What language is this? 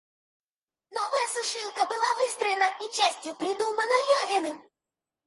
Russian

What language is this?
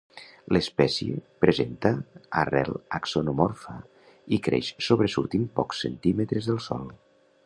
Catalan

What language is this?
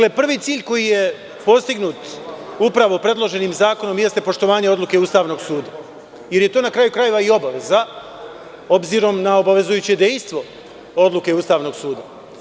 Serbian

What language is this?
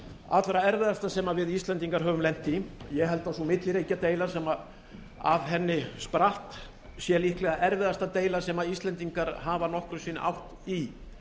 Icelandic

